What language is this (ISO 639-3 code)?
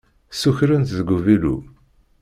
kab